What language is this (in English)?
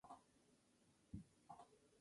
Spanish